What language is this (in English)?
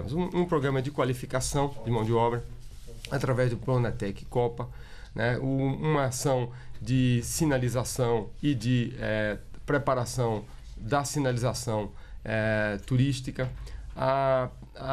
Portuguese